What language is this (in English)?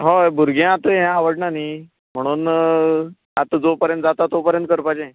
Konkani